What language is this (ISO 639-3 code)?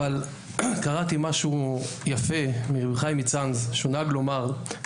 heb